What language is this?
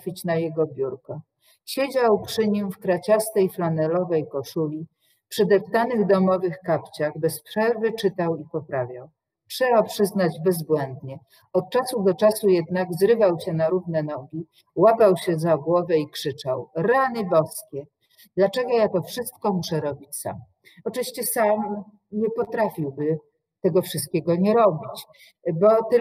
Polish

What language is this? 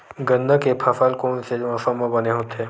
Chhattisgarhi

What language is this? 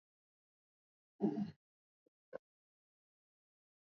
Georgian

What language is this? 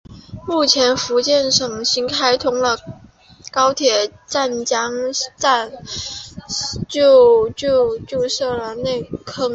Chinese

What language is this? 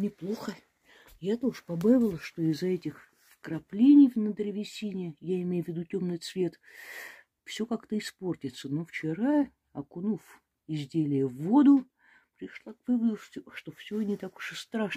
Russian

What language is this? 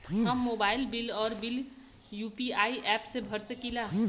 Bhojpuri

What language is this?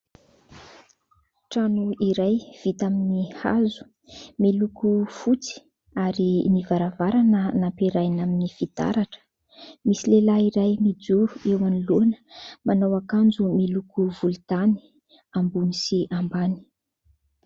Malagasy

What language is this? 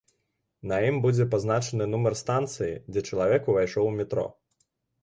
Belarusian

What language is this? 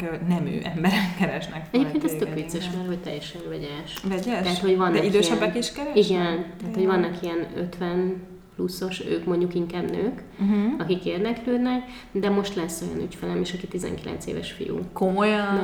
Hungarian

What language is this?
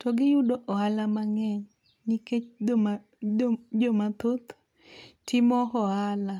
Luo (Kenya and Tanzania)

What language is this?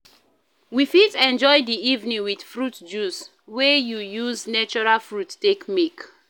Nigerian Pidgin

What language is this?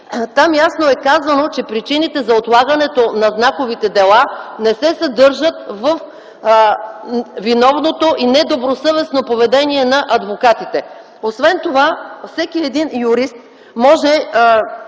Bulgarian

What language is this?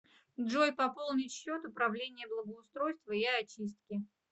Russian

